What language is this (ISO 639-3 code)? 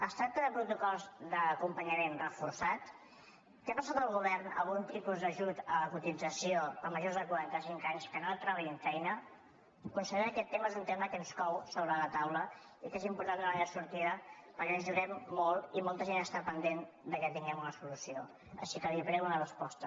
cat